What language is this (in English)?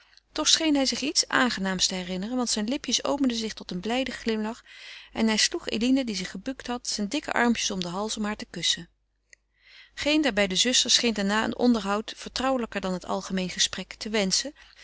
Dutch